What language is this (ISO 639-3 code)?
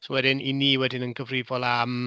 cym